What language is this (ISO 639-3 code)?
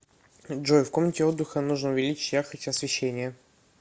rus